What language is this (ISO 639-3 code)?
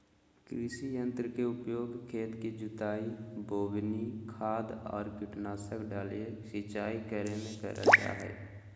mag